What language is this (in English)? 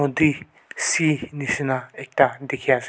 Naga Pidgin